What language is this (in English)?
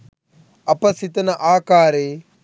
Sinhala